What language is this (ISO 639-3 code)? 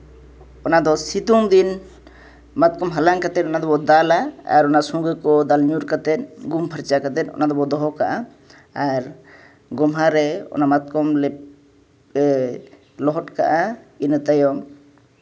sat